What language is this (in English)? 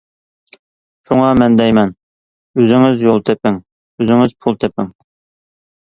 Uyghur